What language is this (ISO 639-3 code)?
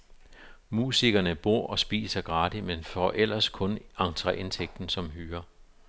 dan